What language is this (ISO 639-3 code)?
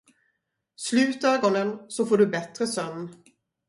swe